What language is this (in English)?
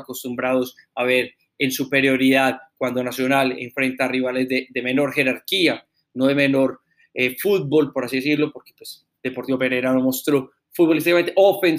Spanish